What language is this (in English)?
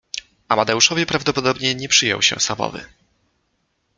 Polish